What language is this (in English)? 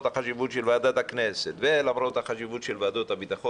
Hebrew